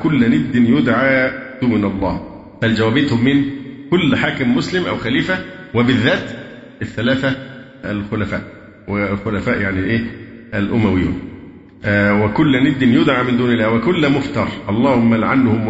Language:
Arabic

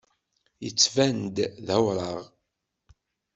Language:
Kabyle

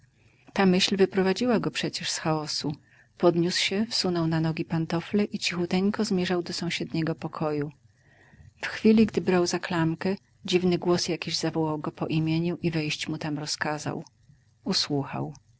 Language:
Polish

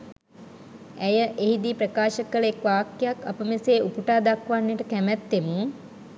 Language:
Sinhala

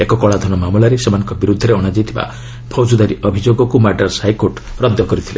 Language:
Odia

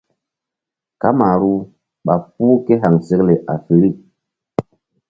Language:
Mbum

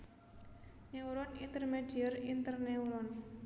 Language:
Javanese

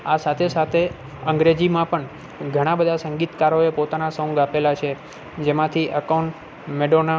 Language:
Gujarati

